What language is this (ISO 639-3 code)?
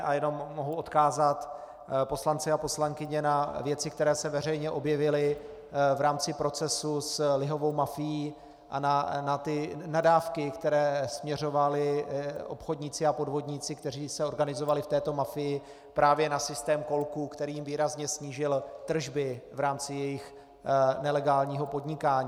ces